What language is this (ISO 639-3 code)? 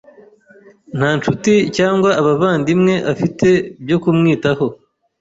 kin